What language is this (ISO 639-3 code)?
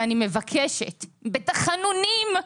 heb